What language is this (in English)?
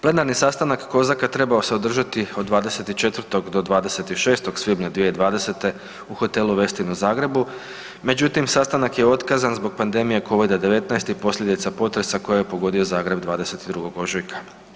Croatian